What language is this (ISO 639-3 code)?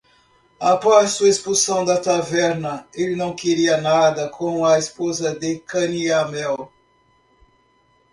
por